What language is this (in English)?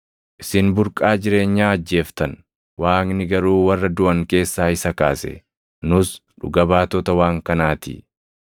Oromo